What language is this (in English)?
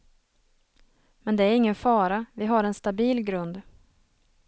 Swedish